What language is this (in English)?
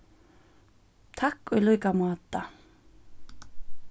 Faroese